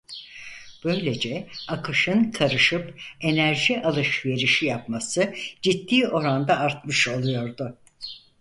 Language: Turkish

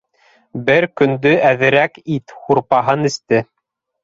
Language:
Bashkir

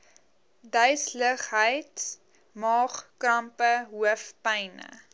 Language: Afrikaans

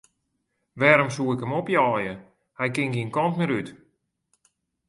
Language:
Western Frisian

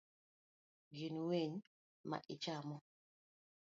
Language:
Luo (Kenya and Tanzania)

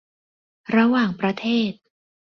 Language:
Thai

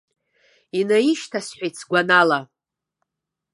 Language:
Abkhazian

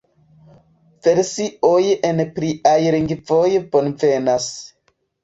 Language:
Esperanto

